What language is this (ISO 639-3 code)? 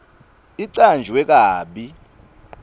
ssw